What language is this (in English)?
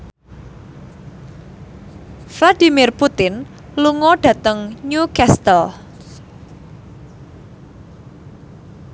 Javanese